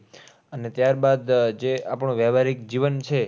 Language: Gujarati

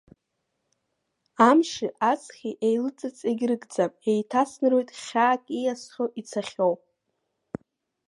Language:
Abkhazian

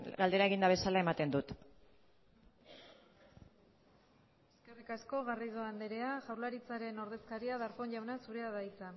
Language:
Basque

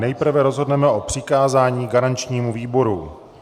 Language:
Czech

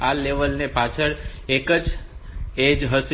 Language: Gujarati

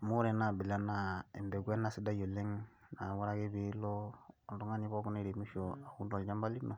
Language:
Masai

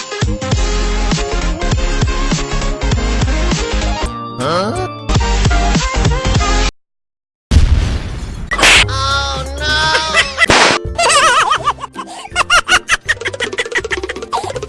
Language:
English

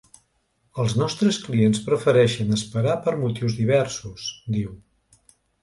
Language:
Catalan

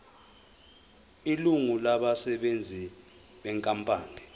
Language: Zulu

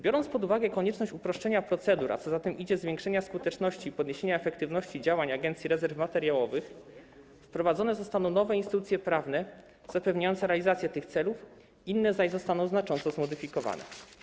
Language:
Polish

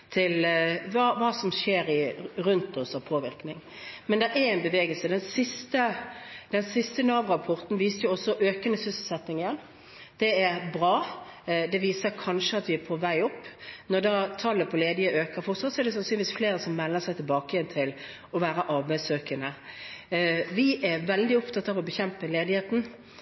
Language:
Norwegian Bokmål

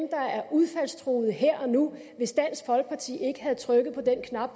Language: Danish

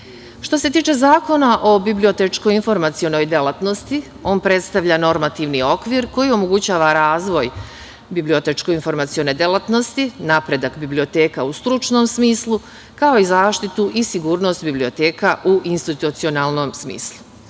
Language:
Serbian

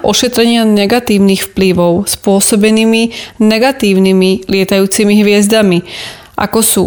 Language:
Slovak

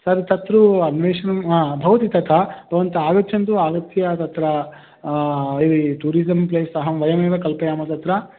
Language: Sanskrit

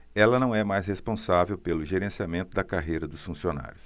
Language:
Portuguese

